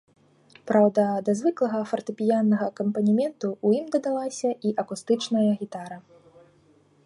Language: Belarusian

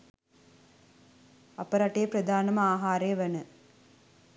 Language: Sinhala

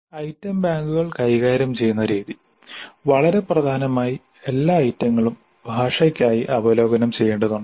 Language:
Malayalam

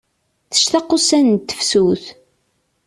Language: Kabyle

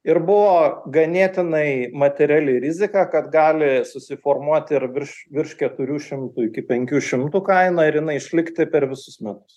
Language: Lithuanian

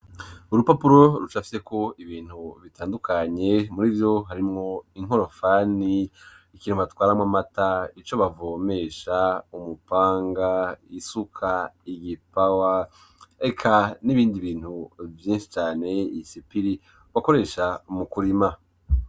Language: Rundi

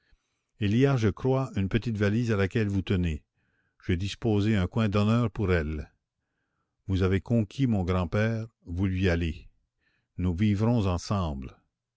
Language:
French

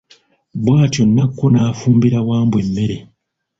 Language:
Ganda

